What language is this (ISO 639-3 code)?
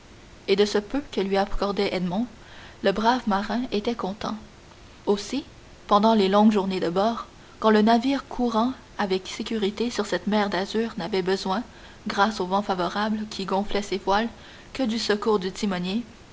fra